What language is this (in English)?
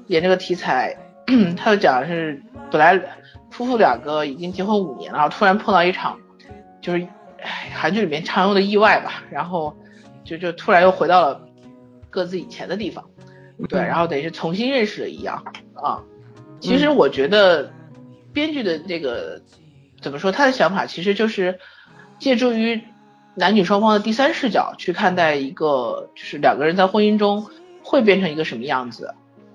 Chinese